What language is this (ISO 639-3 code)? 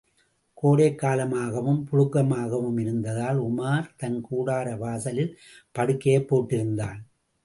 tam